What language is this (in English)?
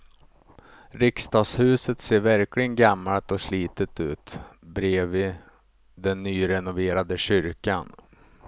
Swedish